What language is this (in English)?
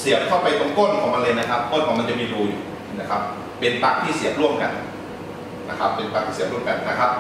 Thai